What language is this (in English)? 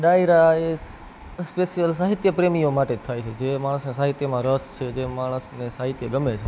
Gujarati